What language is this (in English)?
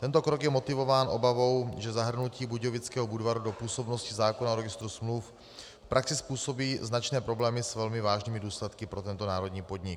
Czech